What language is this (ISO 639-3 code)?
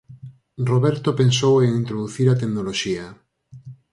glg